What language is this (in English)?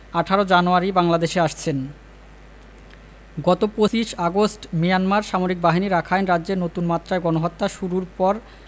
Bangla